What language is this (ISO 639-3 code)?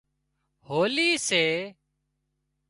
kxp